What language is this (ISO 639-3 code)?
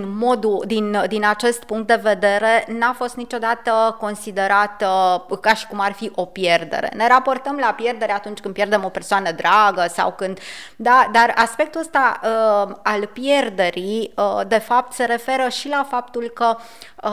ron